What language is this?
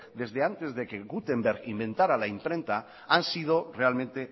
Spanish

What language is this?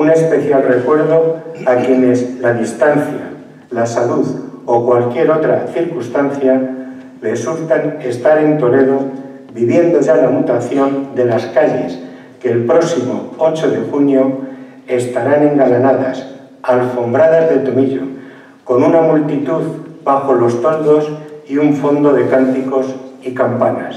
Spanish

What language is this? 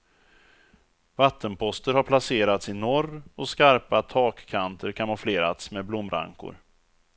Swedish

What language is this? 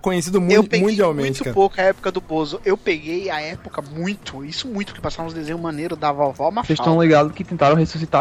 Portuguese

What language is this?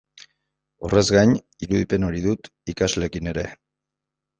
Basque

